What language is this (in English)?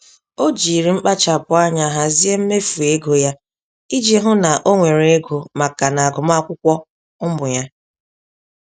Igbo